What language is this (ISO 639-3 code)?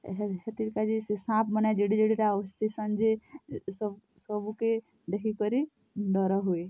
ori